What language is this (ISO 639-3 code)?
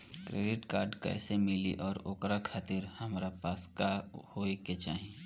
bho